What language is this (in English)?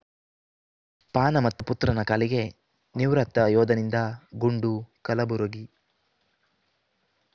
Kannada